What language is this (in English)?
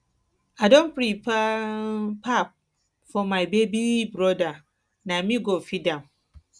Nigerian Pidgin